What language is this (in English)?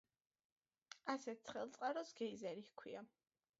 Georgian